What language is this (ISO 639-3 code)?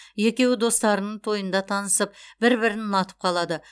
kaz